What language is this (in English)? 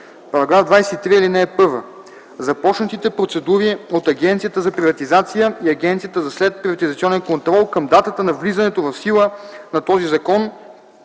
Bulgarian